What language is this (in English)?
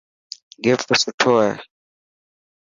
Dhatki